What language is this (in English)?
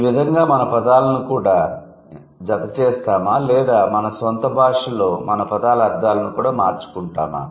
Telugu